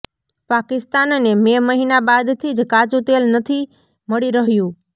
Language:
Gujarati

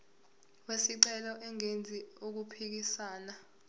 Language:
Zulu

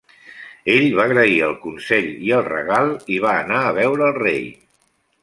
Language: Catalan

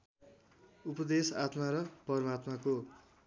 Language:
Nepali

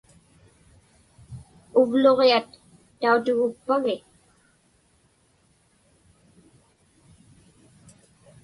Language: Inupiaq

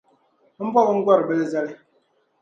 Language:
Dagbani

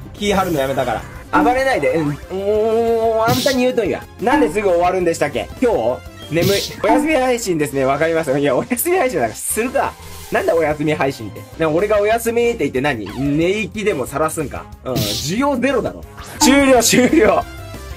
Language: Japanese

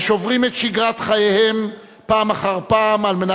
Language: Hebrew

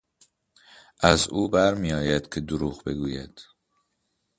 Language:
Persian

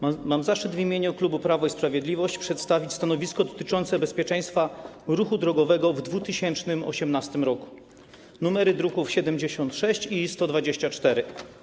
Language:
Polish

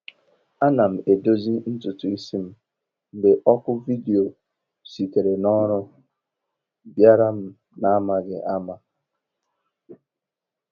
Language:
Igbo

